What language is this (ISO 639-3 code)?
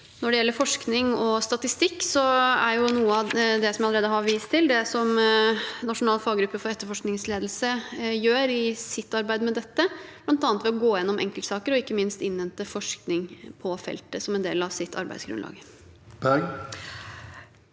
nor